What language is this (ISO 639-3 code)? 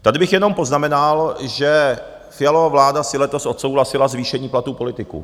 ces